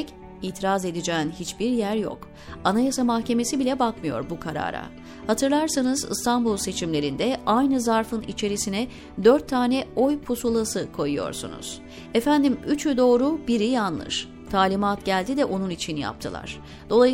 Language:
Turkish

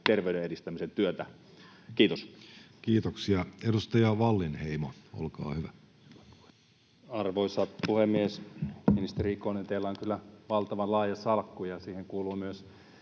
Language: Finnish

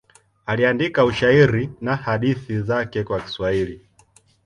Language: Swahili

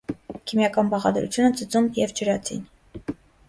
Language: Armenian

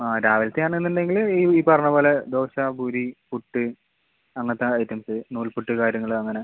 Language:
Malayalam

